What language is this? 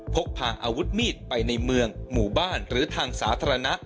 Thai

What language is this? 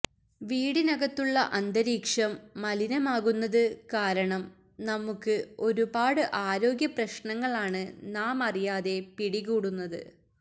Malayalam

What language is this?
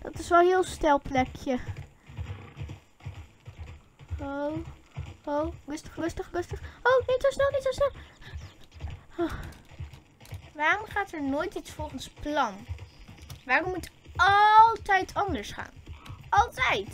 Dutch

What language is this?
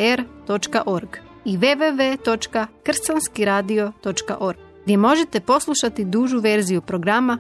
Croatian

